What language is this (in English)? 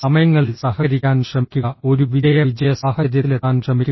Malayalam